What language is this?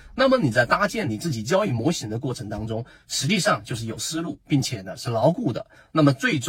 Chinese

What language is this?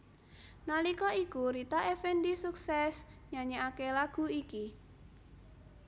Javanese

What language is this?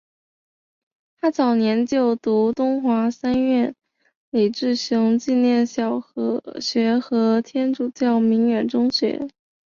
Chinese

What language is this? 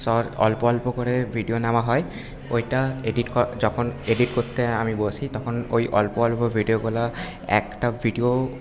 Bangla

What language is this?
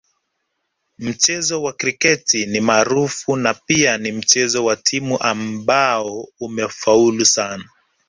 Swahili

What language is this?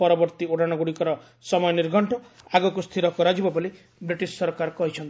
Odia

